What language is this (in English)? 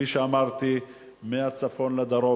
Hebrew